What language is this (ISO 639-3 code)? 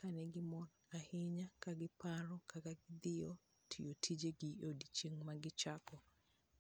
luo